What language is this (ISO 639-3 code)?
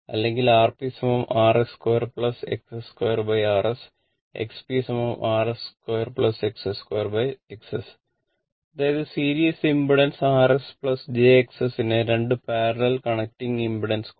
mal